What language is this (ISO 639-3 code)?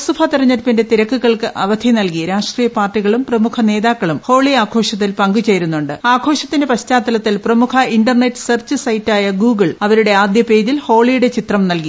mal